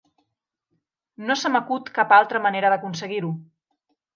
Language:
Catalan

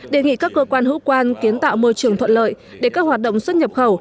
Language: Vietnamese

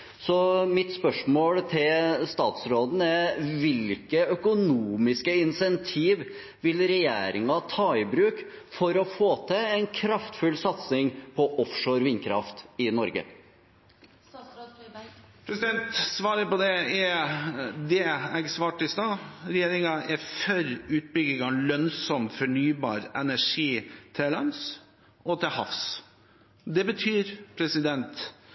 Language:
Norwegian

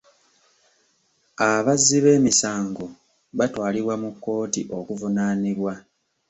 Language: Ganda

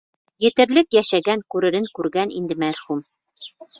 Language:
Bashkir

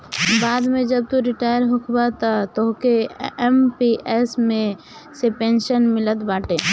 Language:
Bhojpuri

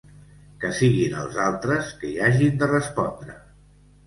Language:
Catalan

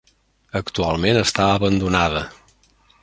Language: Catalan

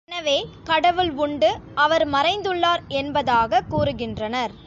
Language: Tamil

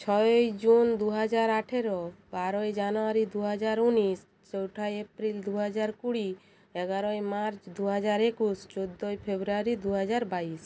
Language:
Bangla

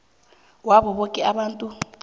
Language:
South Ndebele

